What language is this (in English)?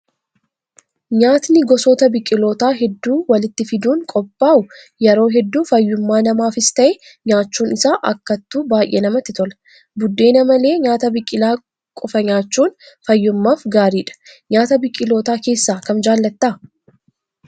Oromo